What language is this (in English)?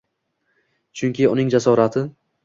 Uzbek